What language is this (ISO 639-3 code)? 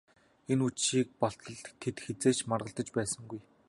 mon